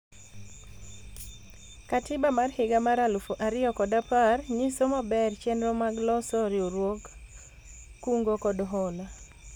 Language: Luo (Kenya and Tanzania)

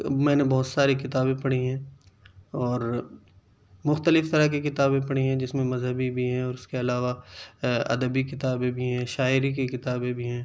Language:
Urdu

